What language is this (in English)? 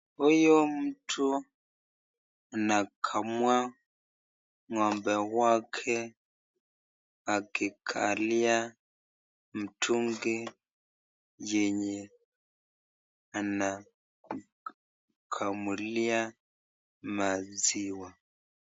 Swahili